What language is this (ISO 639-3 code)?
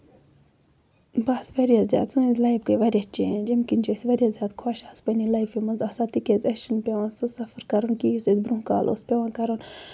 kas